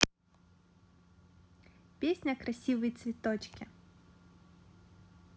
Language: Russian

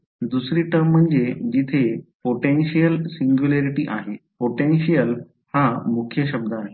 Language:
Marathi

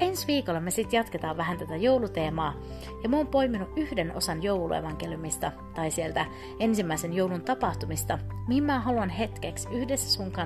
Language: Finnish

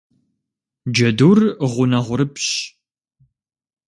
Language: Kabardian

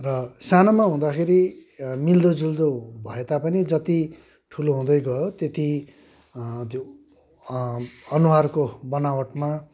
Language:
Nepali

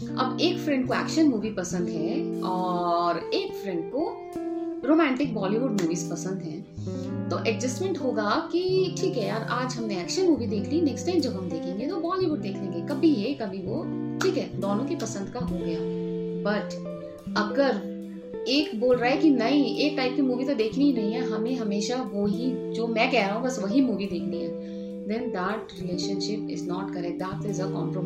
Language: Hindi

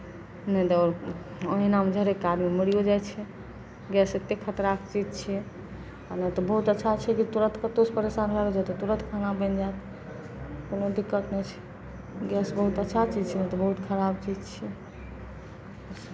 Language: Maithili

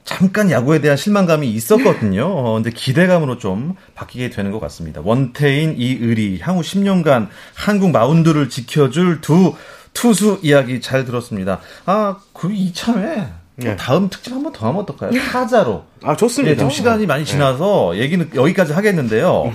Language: Korean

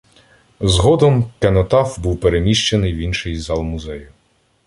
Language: Ukrainian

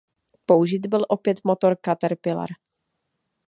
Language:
Czech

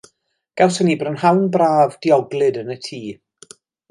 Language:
Welsh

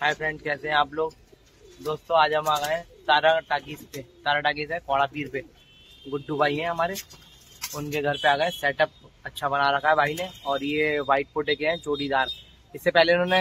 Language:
Hindi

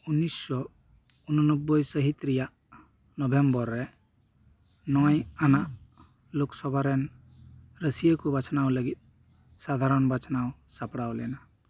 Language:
Santali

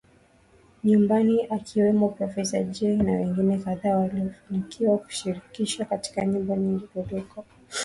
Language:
Swahili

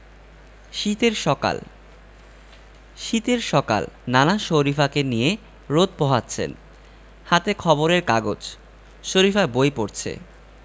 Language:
Bangla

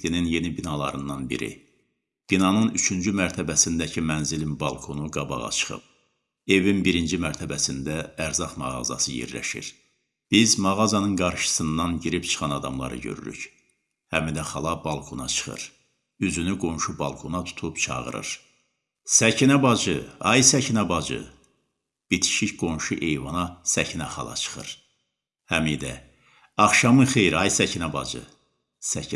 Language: Turkish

